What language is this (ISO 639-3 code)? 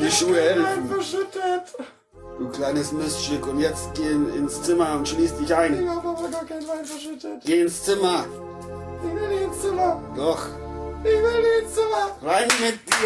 deu